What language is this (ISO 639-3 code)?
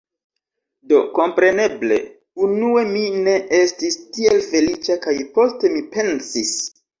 epo